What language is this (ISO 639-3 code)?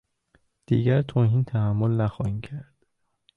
fas